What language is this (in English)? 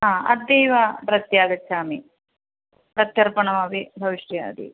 Sanskrit